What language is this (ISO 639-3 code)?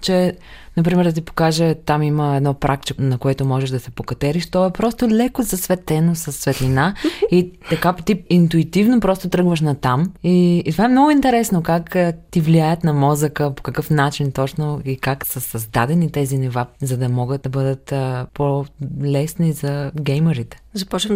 bul